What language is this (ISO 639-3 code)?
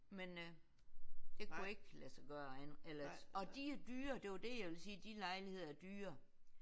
dan